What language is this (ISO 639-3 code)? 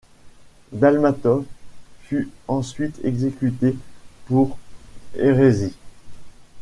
fra